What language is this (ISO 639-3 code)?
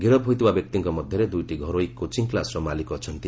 ori